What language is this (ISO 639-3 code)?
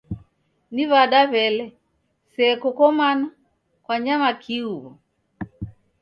dav